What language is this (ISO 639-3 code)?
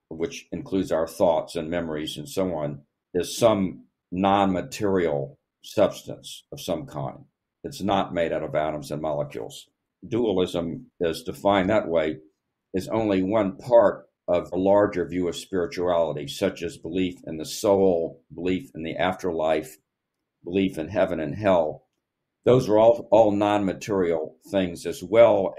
eng